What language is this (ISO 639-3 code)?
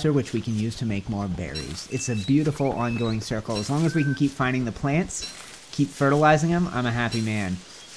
eng